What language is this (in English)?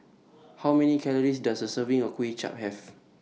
English